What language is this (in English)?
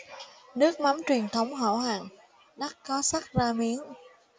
Vietnamese